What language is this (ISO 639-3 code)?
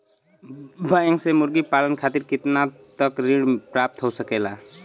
bho